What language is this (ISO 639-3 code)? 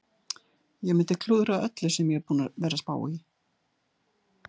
isl